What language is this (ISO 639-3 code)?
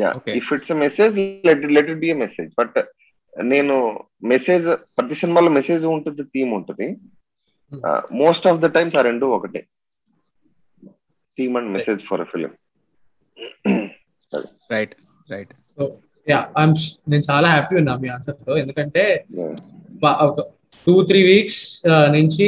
tel